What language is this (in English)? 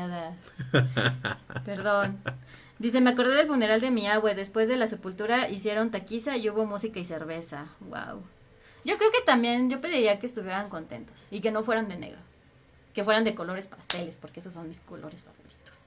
Spanish